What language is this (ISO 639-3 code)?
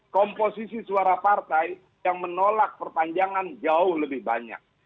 ind